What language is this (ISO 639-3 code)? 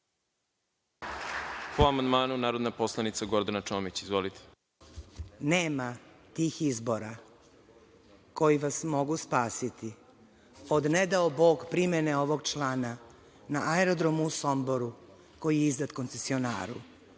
srp